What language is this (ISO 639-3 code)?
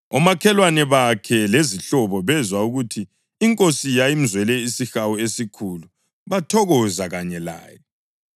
nde